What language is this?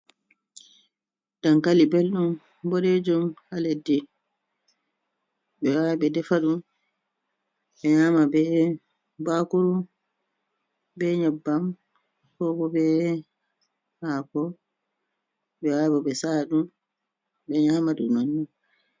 Fula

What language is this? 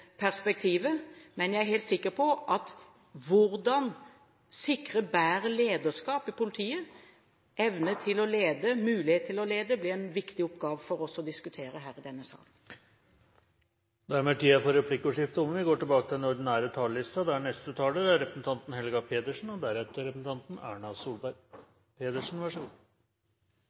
Norwegian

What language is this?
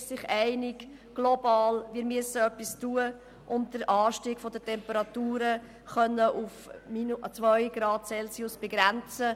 Swiss German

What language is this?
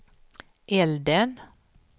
Swedish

